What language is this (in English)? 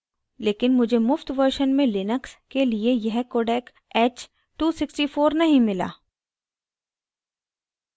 Hindi